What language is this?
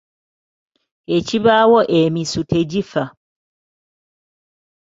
Ganda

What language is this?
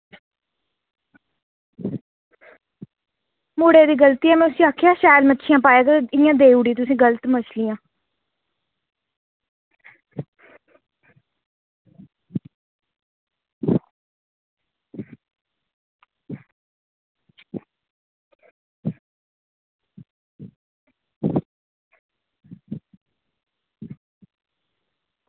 Dogri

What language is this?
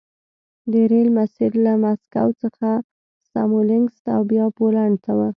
Pashto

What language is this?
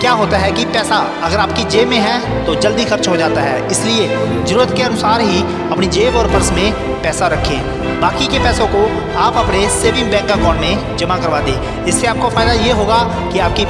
Hindi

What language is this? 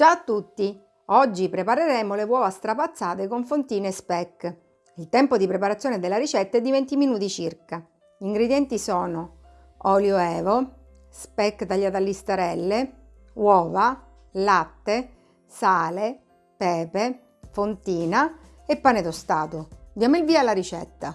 Italian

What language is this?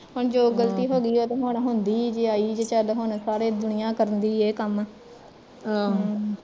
Punjabi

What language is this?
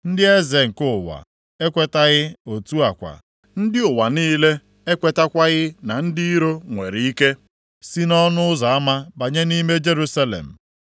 Igbo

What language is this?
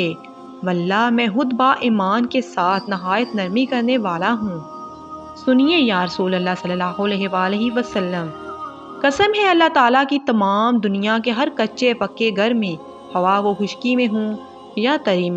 Hindi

